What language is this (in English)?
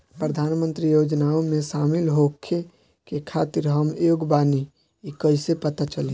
Bhojpuri